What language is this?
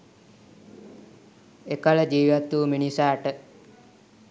Sinhala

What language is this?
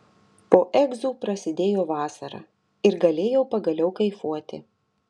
Lithuanian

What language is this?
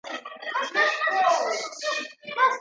Georgian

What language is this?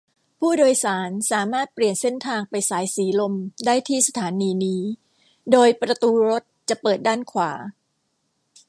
Thai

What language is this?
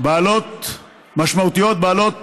Hebrew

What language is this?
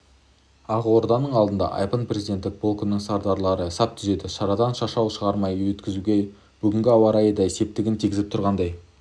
Kazakh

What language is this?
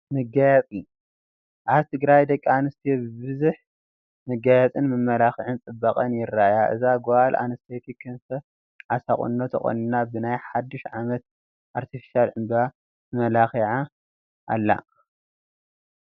Tigrinya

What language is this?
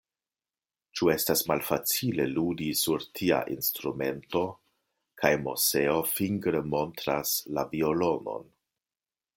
Esperanto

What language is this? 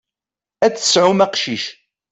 Kabyle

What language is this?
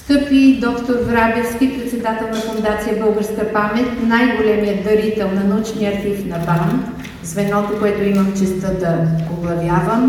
Bulgarian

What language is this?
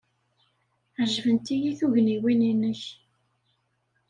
Kabyle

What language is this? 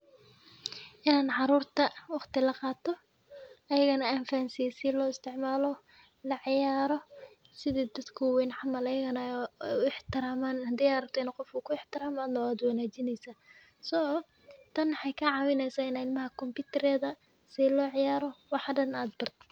Somali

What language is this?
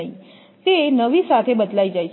Gujarati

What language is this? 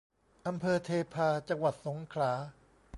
Thai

